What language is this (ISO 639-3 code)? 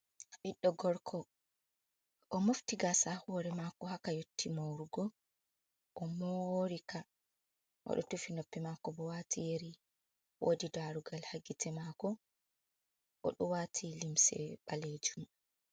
ful